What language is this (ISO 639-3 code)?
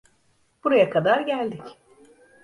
tur